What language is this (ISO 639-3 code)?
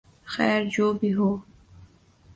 urd